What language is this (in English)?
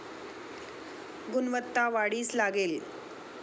Marathi